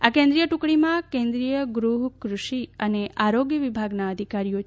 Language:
Gujarati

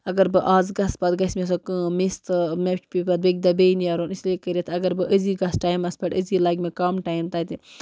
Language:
Kashmiri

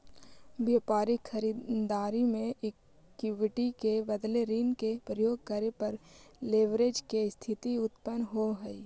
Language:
Magahi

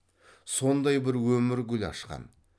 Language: Kazakh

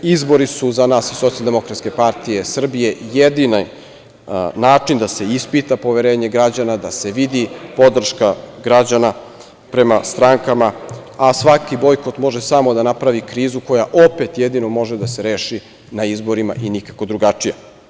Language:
Serbian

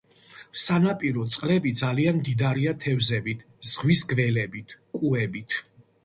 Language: Georgian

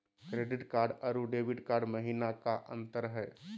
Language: Magahi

